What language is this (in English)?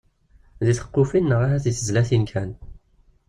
Kabyle